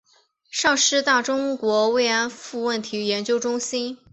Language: Chinese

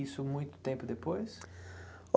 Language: Portuguese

